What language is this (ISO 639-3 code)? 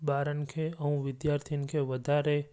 snd